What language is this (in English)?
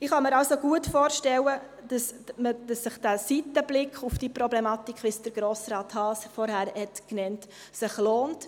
Swiss German